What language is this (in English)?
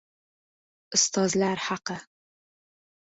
Uzbek